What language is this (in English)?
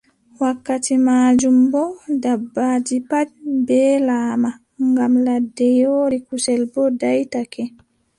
Adamawa Fulfulde